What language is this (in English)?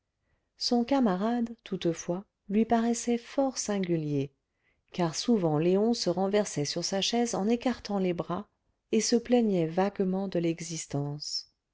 French